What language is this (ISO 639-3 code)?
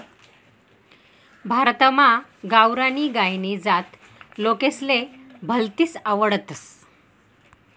mar